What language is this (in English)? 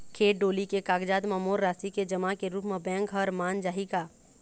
Chhattisgarhi